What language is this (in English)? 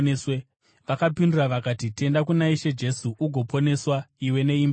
Shona